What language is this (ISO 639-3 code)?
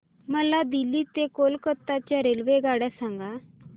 mar